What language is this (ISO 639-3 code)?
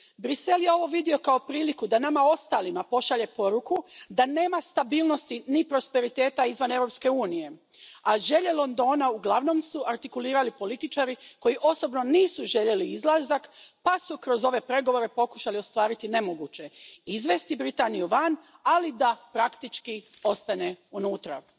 hrv